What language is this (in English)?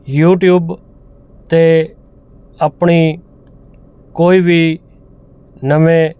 Punjabi